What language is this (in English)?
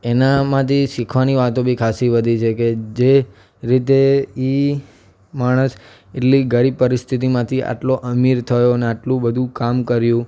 Gujarati